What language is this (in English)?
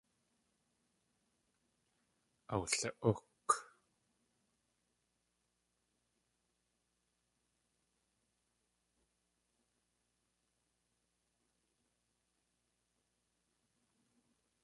Tlingit